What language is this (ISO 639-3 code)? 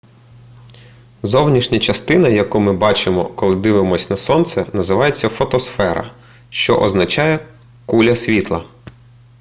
ukr